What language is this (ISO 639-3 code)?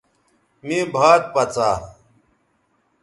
btv